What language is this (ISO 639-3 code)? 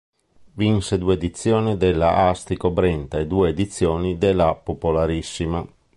ita